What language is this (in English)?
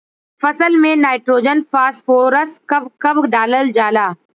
Bhojpuri